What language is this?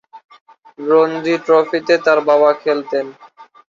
Bangla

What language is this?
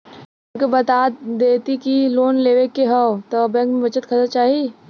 Bhojpuri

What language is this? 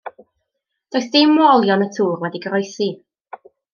Welsh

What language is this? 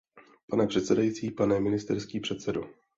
Czech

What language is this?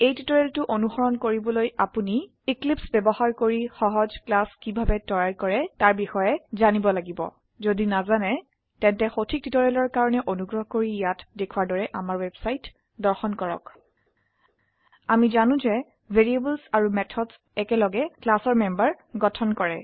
Assamese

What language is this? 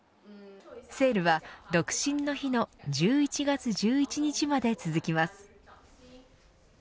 Japanese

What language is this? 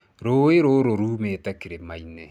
Kikuyu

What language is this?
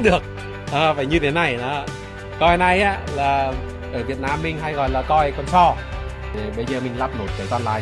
Vietnamese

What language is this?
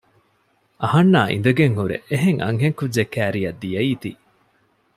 Divehi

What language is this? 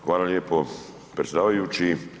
Croatian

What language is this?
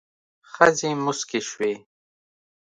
Pashto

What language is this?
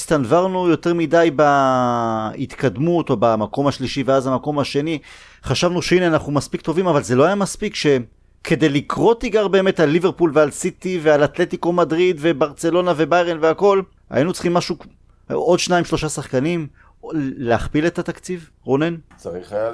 Hebrew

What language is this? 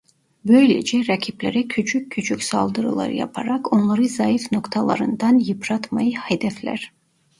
Turkish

